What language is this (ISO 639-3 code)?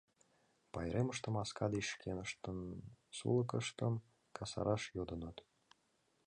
chm